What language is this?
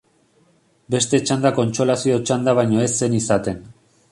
Basque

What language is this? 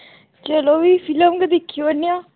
Dogri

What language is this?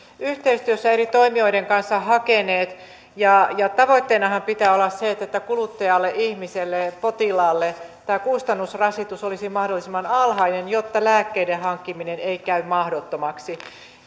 Finnish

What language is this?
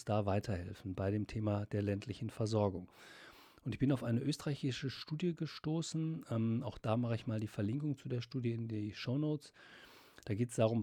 German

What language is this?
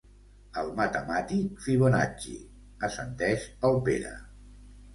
Catalan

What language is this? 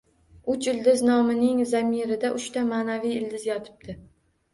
Uzbek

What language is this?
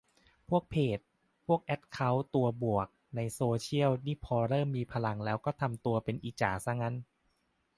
Thai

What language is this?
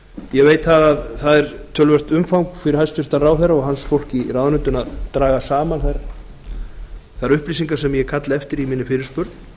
Icelandic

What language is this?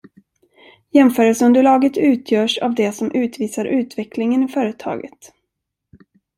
Swedish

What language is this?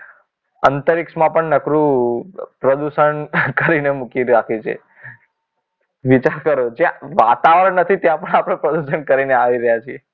Gujarati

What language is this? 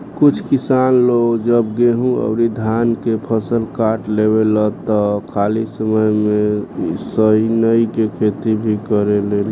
Bhojpuri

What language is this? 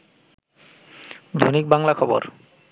Bangla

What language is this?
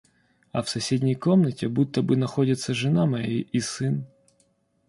Russian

